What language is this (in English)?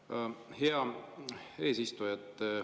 Estonian